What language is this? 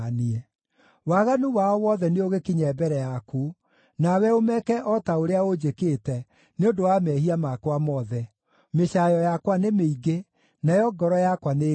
Kikuyu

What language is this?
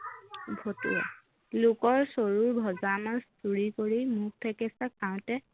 Assamese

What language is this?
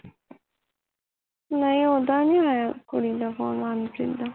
Punjabi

